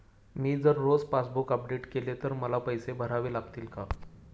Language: Marathi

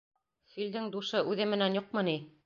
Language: Bashkir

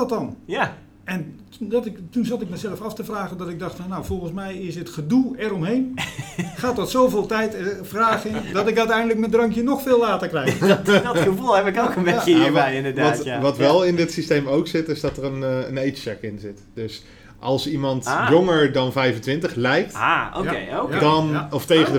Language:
Dutch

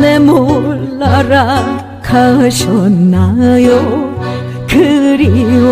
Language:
Korean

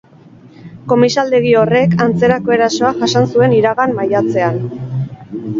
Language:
Basque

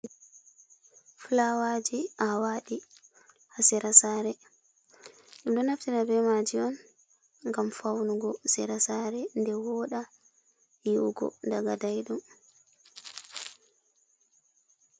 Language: Fula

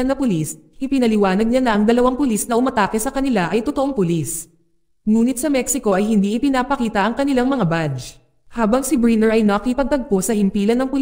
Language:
Filipino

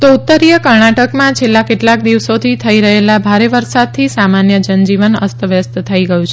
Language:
Gujarati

